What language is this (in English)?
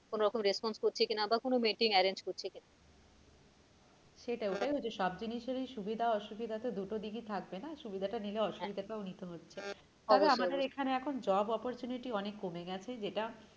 Bangla